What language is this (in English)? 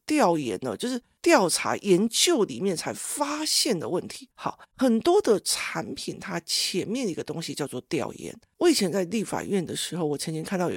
Chinese